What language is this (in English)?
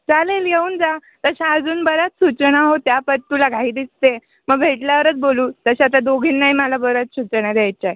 Marathi